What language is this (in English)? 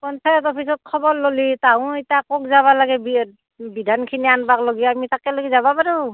Assamese